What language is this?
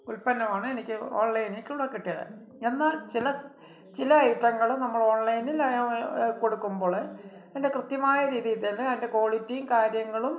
Malayalam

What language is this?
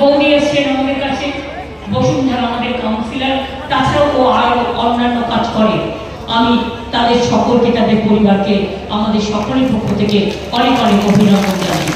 Bangla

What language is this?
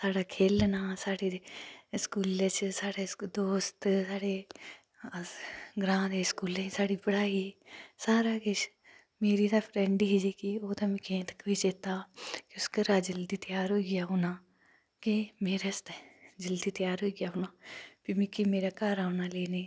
Dogri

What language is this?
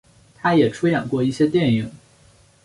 Chinese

